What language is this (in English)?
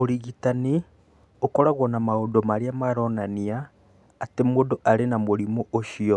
Kikuyu